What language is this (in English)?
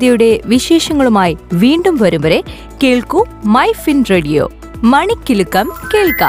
Malayalam